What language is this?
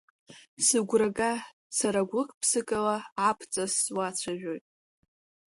Abkhazian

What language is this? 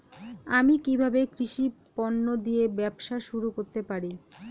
Bangla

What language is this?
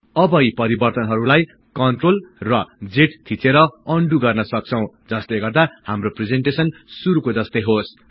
Nepali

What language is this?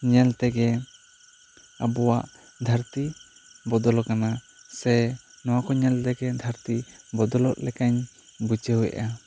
Santali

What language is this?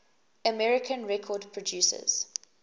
English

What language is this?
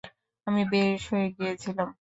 Bangla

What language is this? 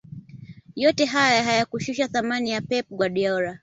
Swahili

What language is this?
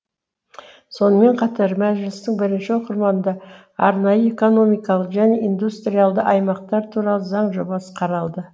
Kazakh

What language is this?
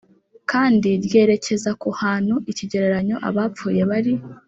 Kinyarwanda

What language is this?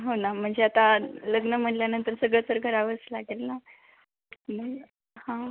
Marathi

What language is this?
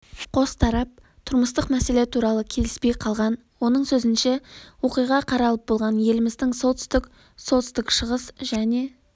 Kazakh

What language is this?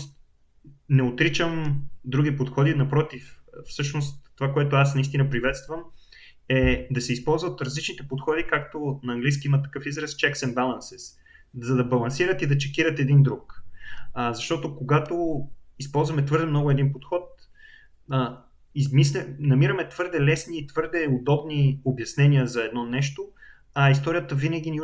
Bulgarian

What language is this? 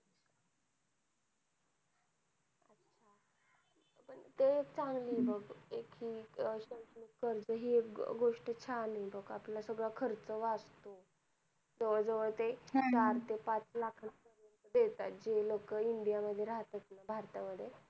Marathi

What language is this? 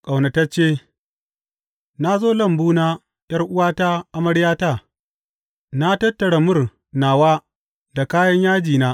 Hausa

